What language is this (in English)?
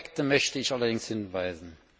German